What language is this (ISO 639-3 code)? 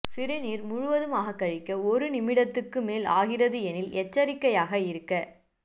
tam